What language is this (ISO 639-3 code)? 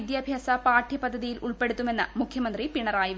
mal